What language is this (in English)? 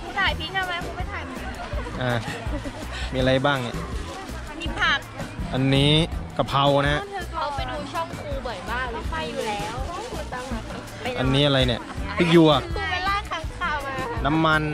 Thai